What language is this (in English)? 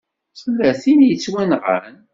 Kabyle